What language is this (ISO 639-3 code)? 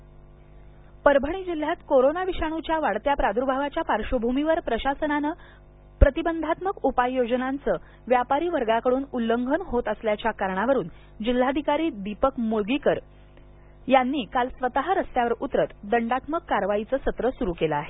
mar